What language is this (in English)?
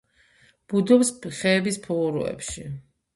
Georgian